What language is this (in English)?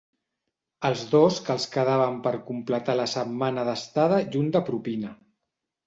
Catalan